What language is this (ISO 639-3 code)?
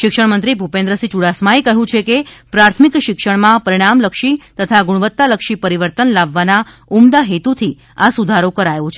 guj